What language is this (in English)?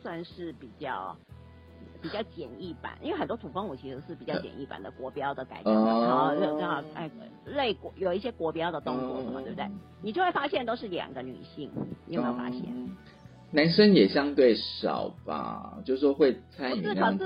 Chinese